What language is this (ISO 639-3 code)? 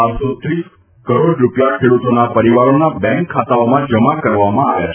guj